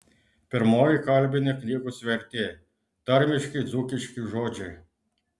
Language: Lithuanian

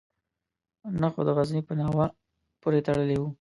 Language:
Pashto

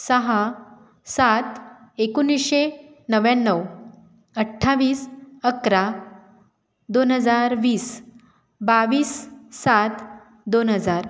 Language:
Marathi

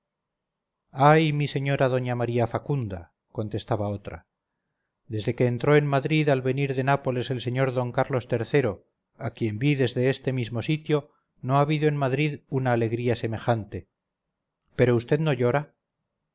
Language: Spanish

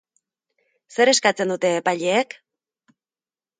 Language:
Basque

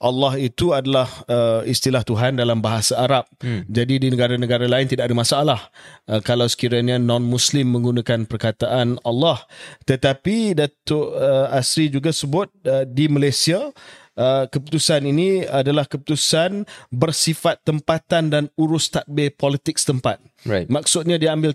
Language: Malay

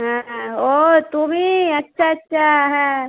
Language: Bangla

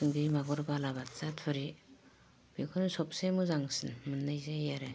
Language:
Bodo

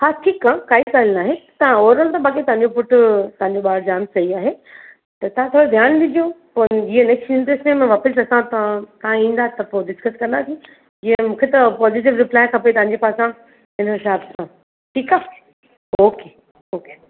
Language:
Sindhi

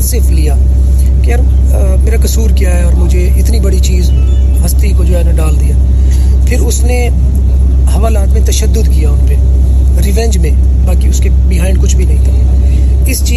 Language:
Urdu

